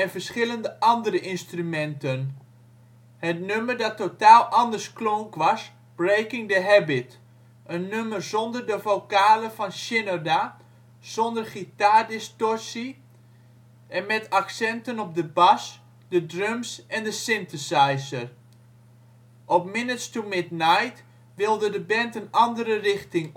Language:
Dutch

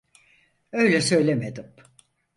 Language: Turkish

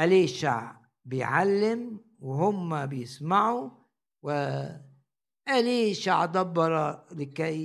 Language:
Arabic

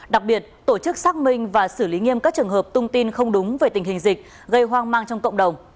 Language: Vietnamese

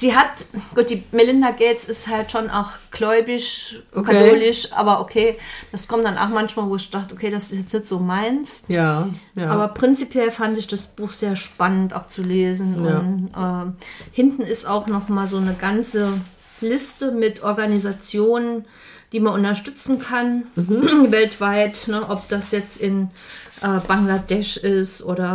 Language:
German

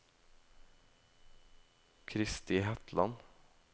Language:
Norwegian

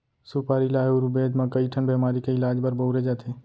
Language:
Chhattisgarhi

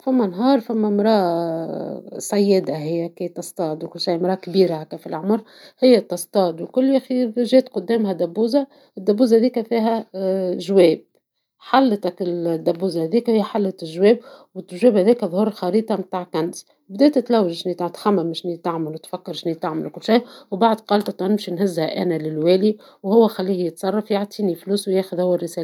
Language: Tunisian Arabic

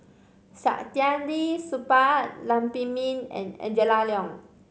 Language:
English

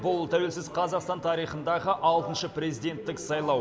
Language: Kazakh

